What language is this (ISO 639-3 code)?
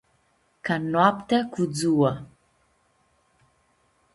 rup